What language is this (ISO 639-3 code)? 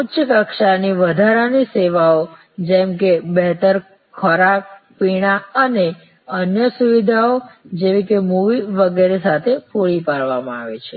guj